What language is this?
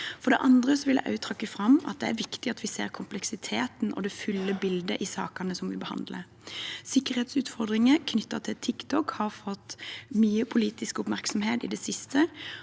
Norwegian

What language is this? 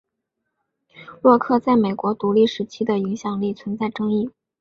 Chinese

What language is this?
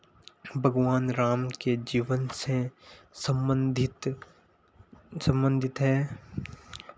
Hindi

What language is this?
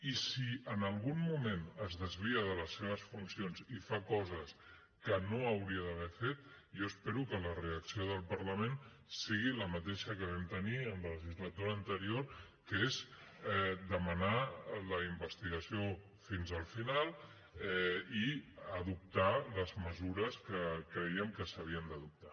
Catalan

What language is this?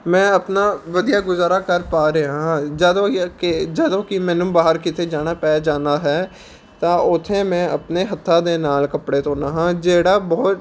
Punjabi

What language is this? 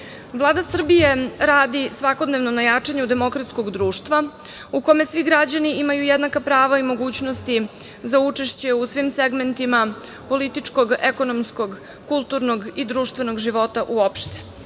Serbian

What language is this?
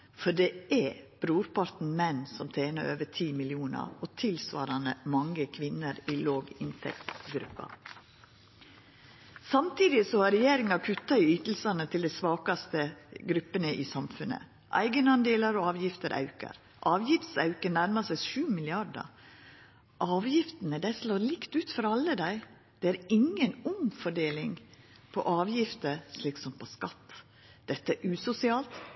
Norwegian Nynorsk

